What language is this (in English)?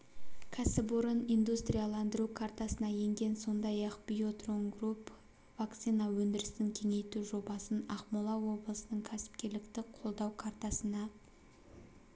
Kazakh